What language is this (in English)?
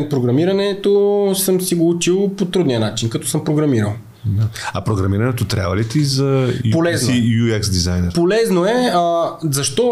Bulgarian